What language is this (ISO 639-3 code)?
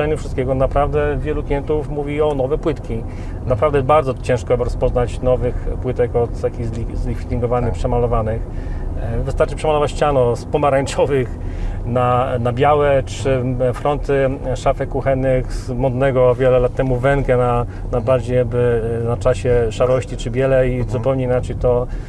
pol